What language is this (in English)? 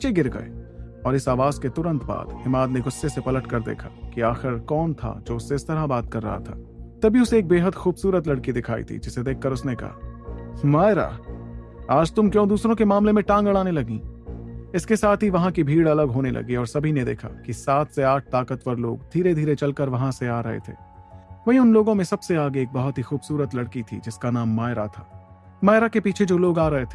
Hindi